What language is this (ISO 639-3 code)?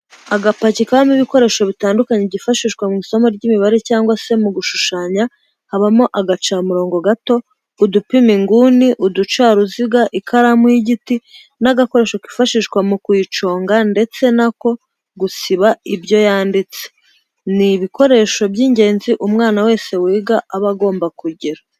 kin